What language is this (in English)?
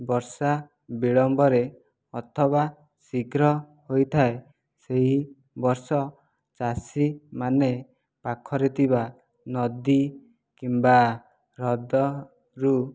Odia